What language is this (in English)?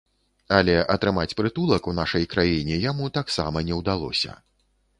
Belarusian